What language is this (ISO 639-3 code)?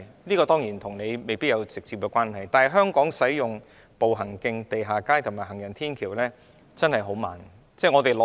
yue